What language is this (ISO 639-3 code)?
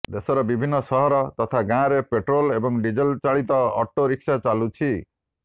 ori